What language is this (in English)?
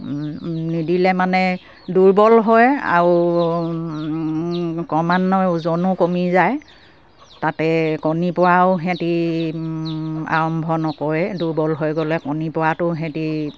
Assamese